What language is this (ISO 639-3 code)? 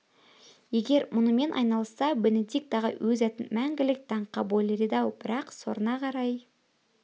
kaz